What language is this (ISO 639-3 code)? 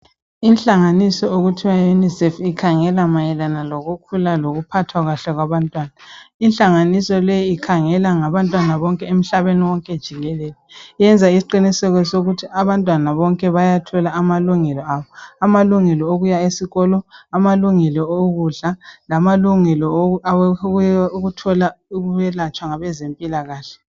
nde